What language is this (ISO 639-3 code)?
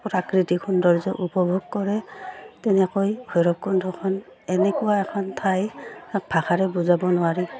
asm